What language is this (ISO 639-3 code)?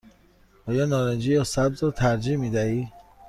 fas